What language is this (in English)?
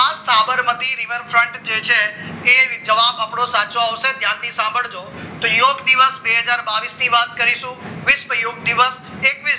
Gujarati